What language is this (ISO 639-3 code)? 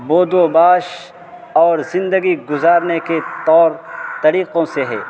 urd